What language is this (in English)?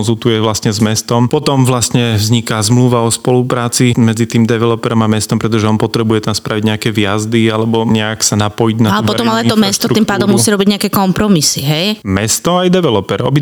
Slovak